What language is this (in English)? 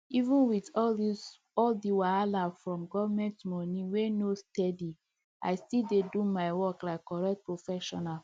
Nigerian Pidgin